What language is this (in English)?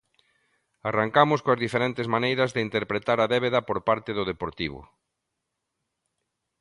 Galician